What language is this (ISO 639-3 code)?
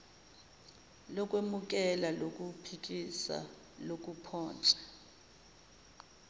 zul